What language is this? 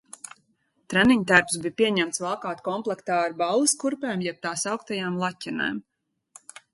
Latvian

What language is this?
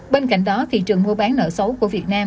Vietnamese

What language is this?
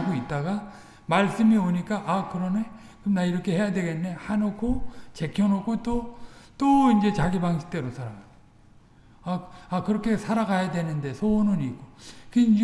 Korean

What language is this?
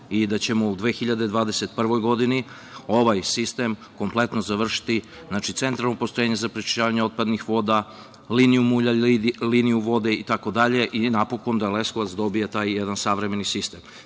Serbian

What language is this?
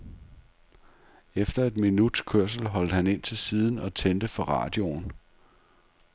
Danish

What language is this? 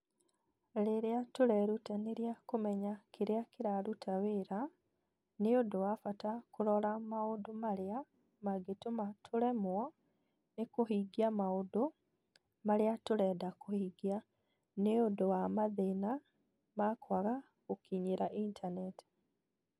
Kikuyu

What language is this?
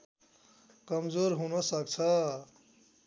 Nepali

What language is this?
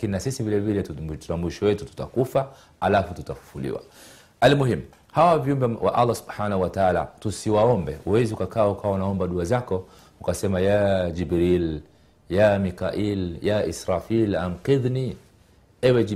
Swahili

